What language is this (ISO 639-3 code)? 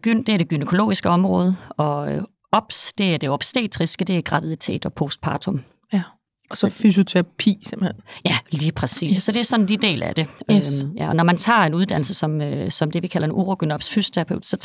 dan